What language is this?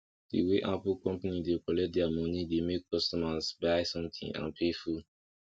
Nigerian Pidgin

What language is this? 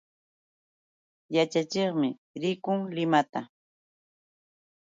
Yauyos Quechua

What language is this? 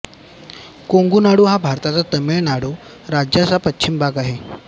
Marathi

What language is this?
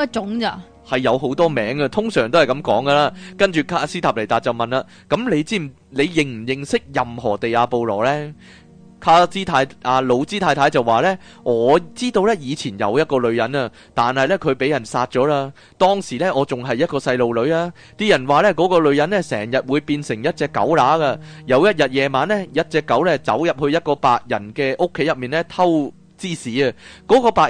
Chinese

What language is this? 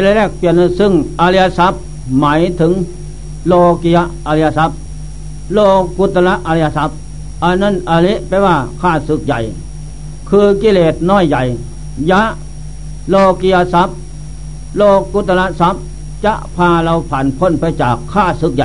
Thai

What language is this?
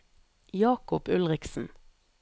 Norwegian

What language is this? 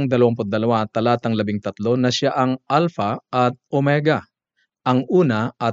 Filipino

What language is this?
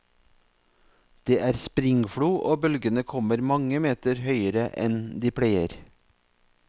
Norwegian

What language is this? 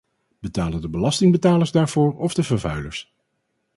Dutch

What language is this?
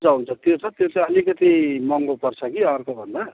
Nepali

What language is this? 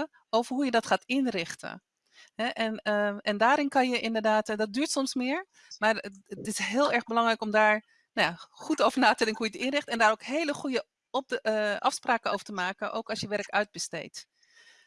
Dutch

